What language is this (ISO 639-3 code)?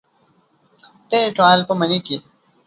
pus